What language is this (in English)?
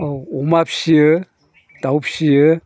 Bodo